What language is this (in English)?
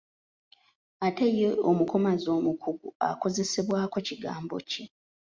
Ganda